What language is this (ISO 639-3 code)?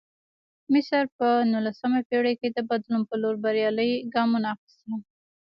pus